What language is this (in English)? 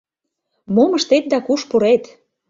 Mari